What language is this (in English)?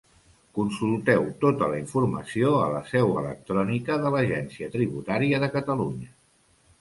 Catalan